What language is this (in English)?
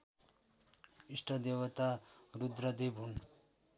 Nepali